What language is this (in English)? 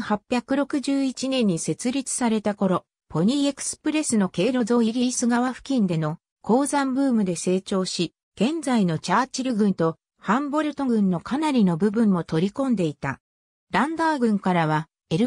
Japanese